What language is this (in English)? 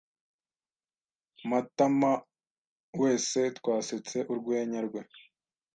Kinyarwanda